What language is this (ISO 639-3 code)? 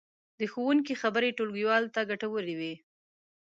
pus